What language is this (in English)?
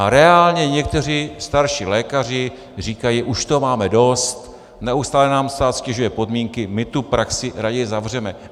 Czech